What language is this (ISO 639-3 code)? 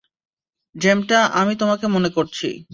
ben